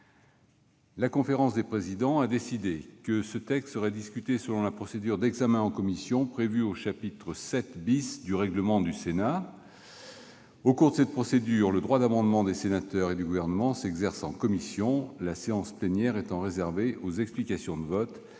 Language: French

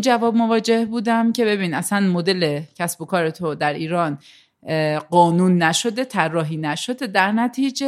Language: Persian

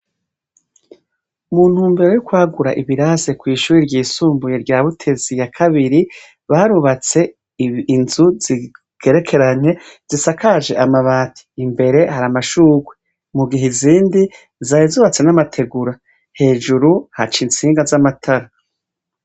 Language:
Rundi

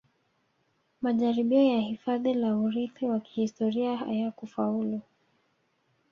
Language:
Swahili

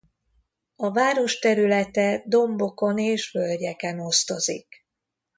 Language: Hungarian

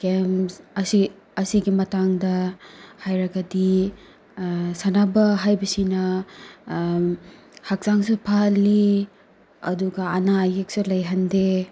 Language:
Manipuri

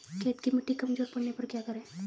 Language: Hindi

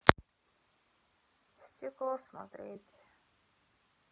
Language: Russian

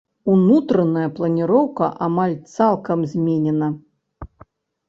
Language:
Belarusian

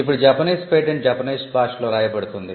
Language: Telugu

